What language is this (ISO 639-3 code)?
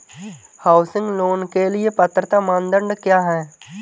hin